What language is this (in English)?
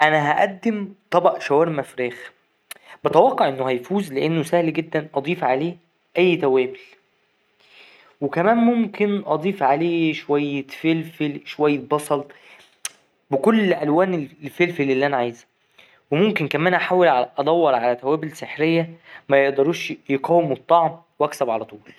Egyptian Arabic